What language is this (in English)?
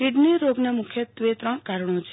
Gujarati